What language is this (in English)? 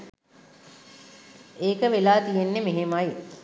Sinhala